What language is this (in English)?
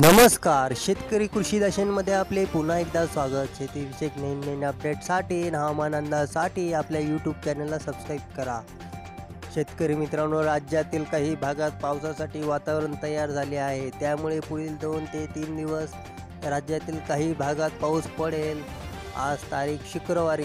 Hindi